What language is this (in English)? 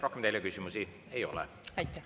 Estonian